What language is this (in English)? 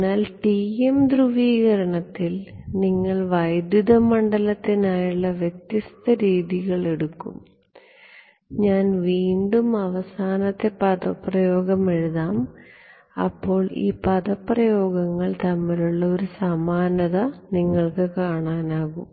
Malayalam